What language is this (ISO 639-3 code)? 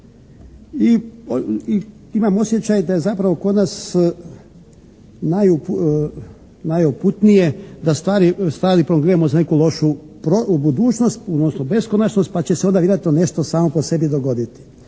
hrv